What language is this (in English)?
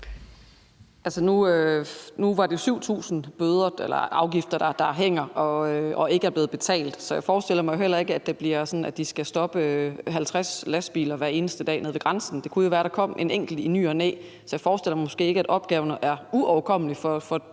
Danish